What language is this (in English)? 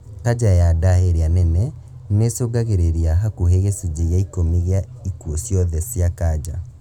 Kikuyu